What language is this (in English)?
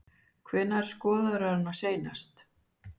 Icelandic